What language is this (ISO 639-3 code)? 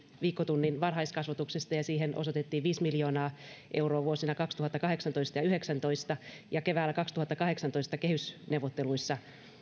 fin